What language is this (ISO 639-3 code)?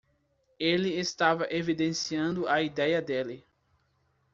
por